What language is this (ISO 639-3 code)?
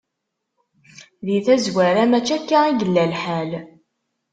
kab